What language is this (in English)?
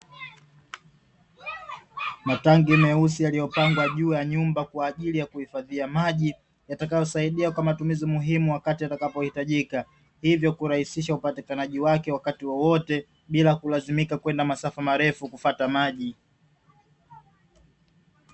Swahili